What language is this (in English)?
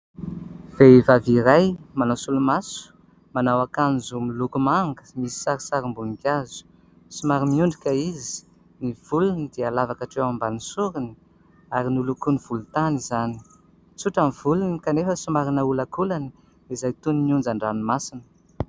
Malagasy